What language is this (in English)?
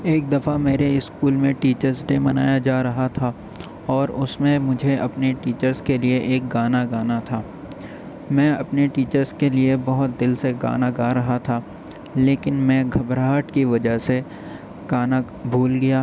Urdu